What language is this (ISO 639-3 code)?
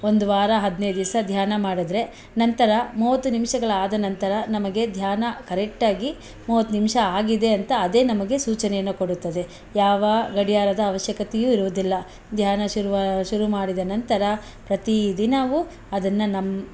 kan